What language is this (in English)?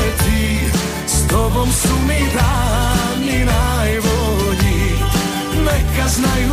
Croatian